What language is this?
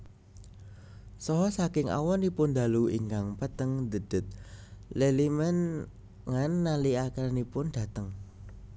Javanese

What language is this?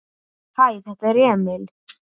Icelandic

